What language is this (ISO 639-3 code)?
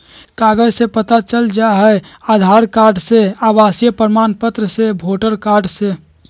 mag